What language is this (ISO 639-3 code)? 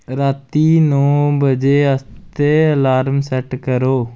doi